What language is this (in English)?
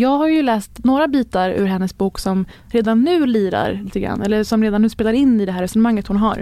Swedish